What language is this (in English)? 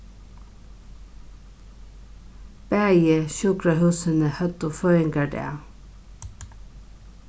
Faroese